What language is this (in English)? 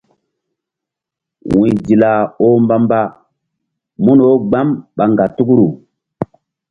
Mbum